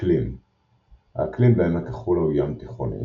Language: Hebrew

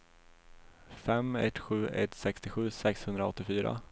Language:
Swedish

